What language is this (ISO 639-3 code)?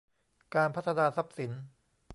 tha